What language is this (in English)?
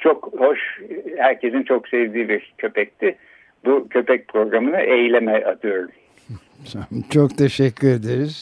Turkish